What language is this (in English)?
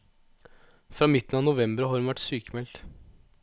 Norwegian